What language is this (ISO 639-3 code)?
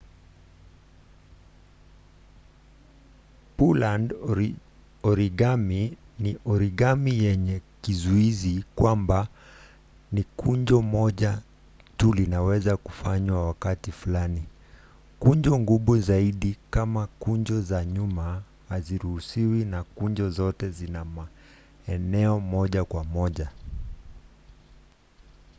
swa